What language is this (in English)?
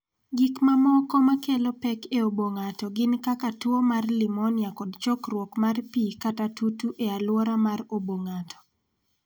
Luo (Kenya and Tanzania)